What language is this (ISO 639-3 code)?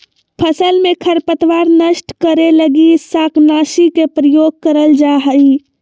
mag